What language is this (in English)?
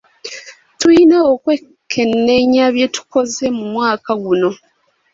Ganda